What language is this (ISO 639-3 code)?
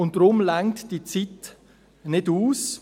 gsw